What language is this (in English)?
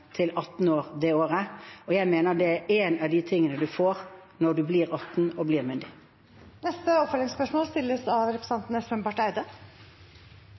Norwegian